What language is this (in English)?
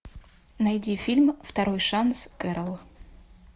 Russian